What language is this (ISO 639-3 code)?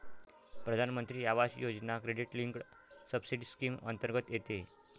mar